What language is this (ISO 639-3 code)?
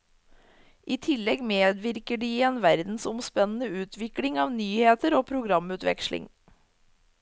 nor